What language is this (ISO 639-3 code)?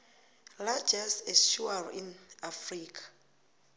nbl